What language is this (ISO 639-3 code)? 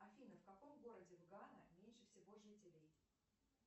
rus